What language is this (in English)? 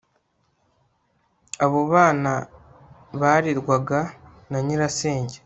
Kinyarwanda